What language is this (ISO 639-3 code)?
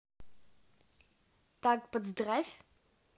rus